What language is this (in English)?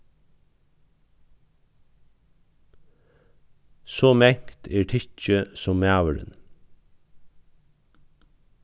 Faroese